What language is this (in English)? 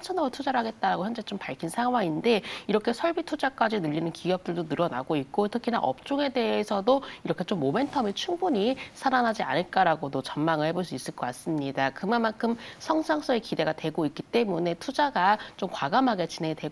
Korean